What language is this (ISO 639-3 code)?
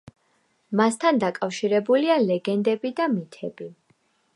kat